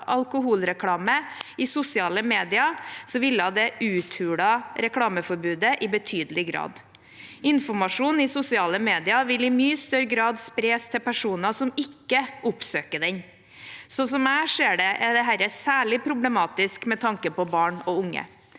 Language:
Norwegian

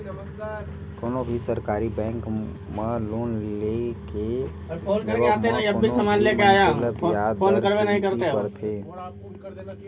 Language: Chhattisgarhi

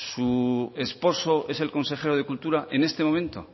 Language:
Spanish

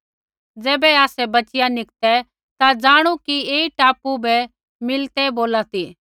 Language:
Kullu Pahari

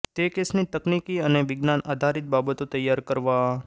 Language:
Gujarati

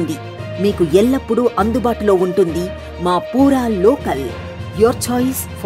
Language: Telugu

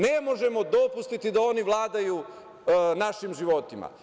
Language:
Serbian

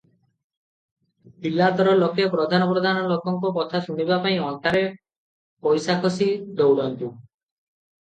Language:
Odia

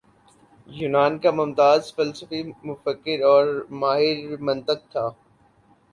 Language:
Urdu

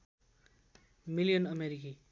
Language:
Nepali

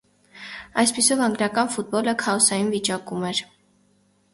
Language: Armenian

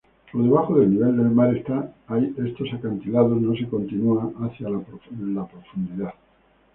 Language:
Spanish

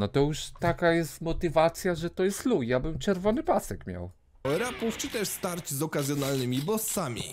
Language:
Polish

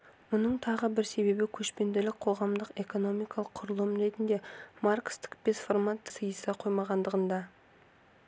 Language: Kazakh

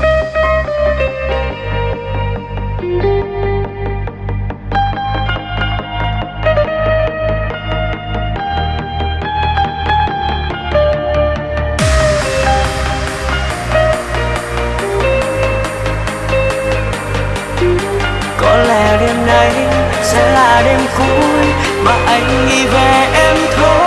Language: Vietnamese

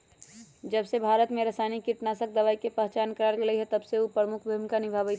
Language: Magahi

